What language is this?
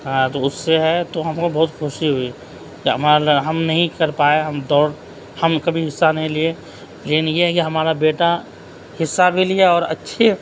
Urdu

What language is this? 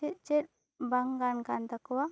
Santali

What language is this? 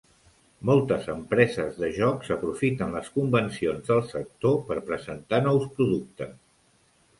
Catalan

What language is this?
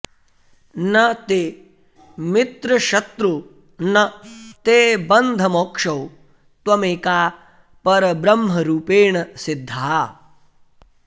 Sanskrit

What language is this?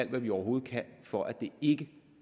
Danish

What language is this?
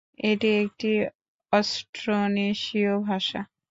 Bangla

